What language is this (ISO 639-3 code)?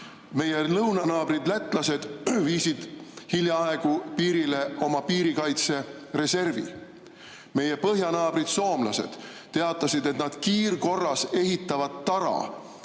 est